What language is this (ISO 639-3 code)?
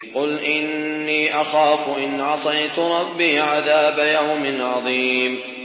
ara